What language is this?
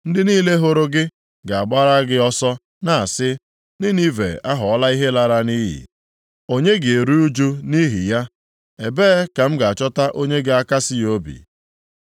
Igbo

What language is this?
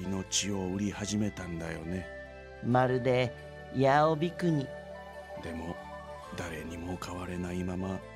Japanese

